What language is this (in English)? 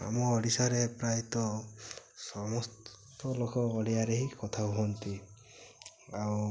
Odia